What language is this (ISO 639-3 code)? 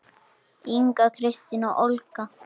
isl